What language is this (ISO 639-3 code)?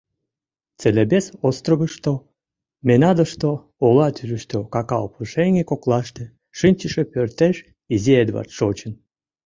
chm